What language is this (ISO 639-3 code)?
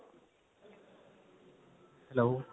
pan